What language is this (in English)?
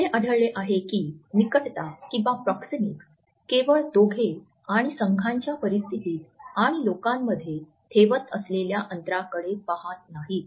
Marathi